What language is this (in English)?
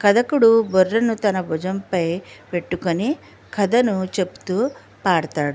Telugu